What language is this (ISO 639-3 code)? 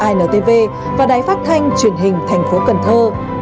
vie